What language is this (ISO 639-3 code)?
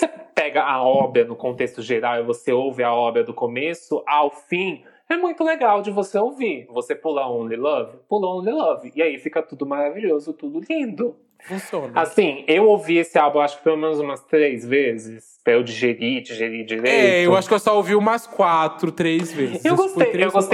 por